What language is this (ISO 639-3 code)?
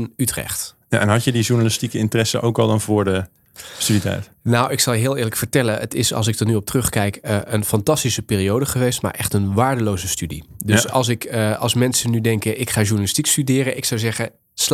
nld